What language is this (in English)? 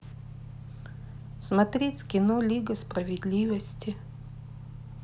Russian